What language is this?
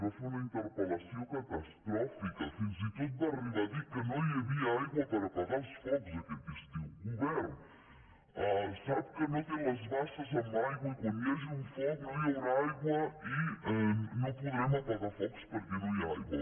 Catalan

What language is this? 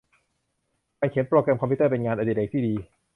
Thai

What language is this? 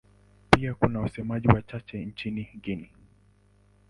Swahili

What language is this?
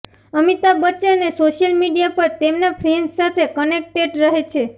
Gujarati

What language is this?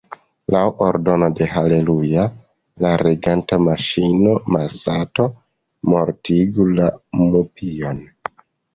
Esperanto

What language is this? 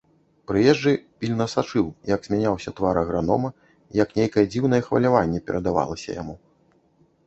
Belarusian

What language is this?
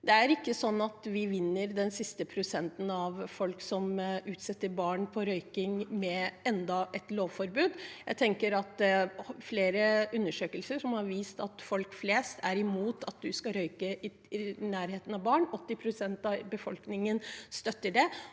Norwegian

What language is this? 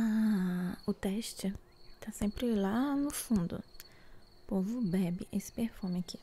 Portuguese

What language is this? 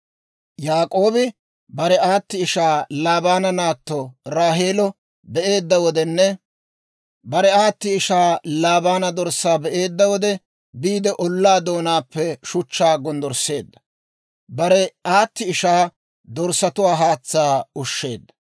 Dawro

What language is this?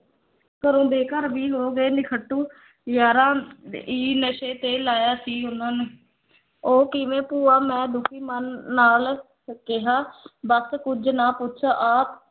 Punjabi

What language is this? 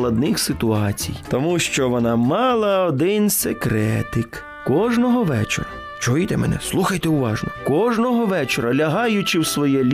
Ukrainian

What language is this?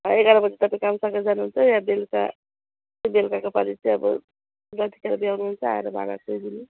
Nepali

